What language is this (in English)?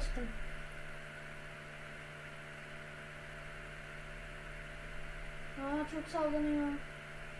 Turkish